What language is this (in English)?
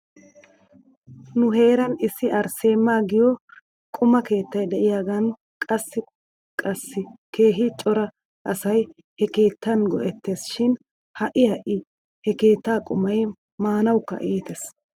Wolaytta